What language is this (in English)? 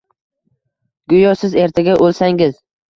Uzbek